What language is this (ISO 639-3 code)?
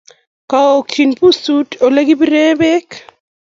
kln